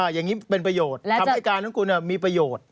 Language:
Thai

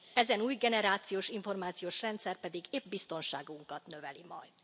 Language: Hungarian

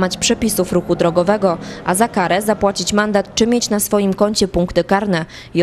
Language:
Polish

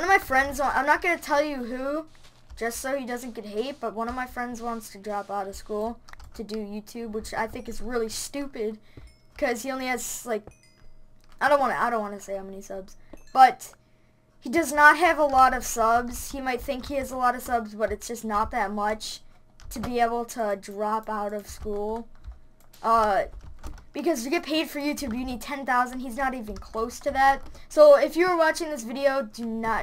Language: English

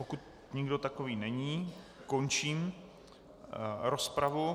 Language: Czech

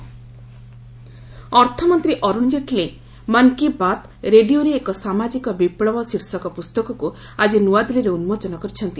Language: Odia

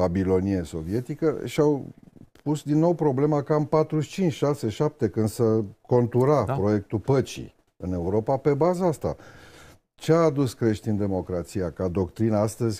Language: Romanian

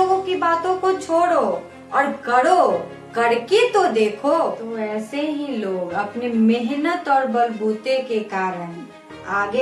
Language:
Hindi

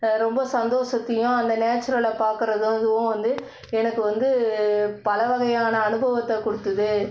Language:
Tamil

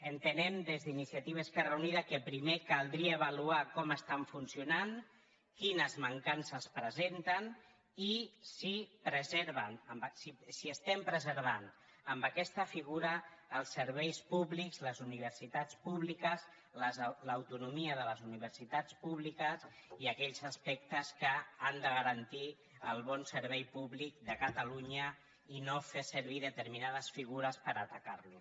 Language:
Catalan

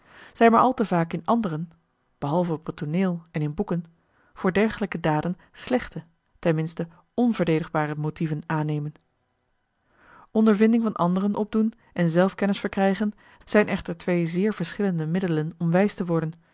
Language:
Dutch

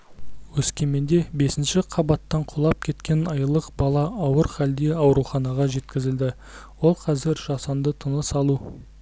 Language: Kazakh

